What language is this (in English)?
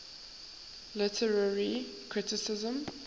English